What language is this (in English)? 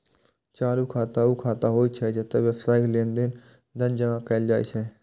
Maithili